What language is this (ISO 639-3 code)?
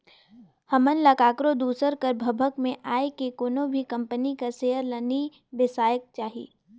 hne